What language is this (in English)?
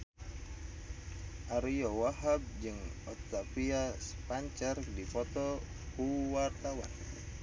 Sundanese